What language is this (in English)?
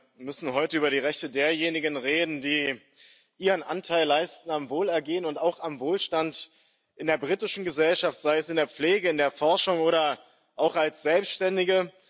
German